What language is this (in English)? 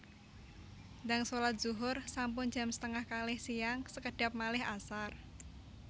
Javanese